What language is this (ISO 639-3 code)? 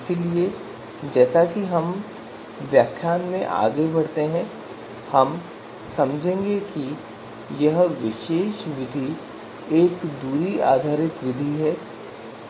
hin